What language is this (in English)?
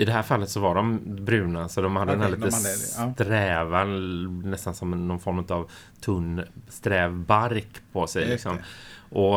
Swedish